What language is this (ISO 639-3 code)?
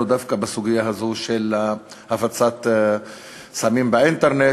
heb